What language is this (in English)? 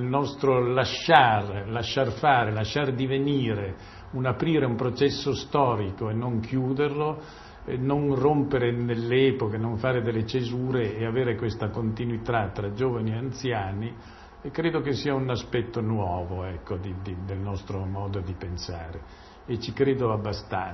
Italian